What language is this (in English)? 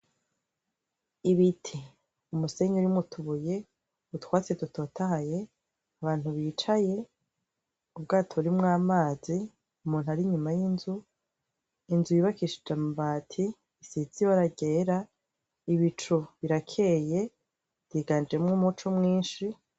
Rundi